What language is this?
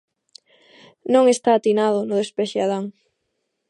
Galician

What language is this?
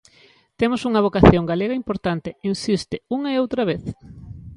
Galician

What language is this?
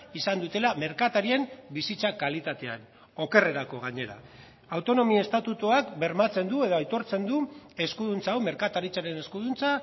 Basque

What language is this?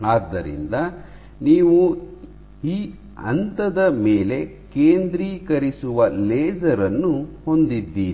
Kannada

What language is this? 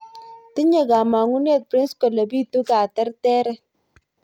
Kalenjin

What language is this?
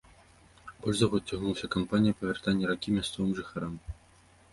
Belarusian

